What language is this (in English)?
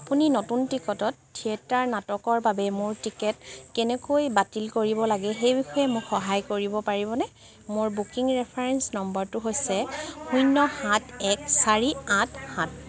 Assamese